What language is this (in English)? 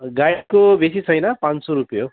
Nepali